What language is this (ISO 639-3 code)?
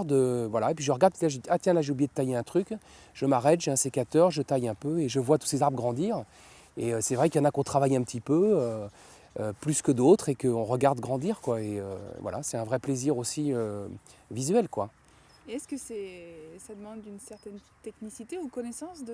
fra